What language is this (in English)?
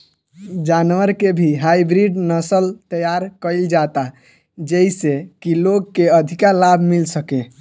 Bhojpuri